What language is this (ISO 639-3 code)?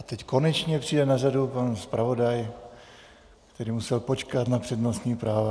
ces